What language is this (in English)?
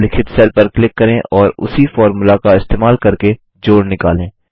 Hindi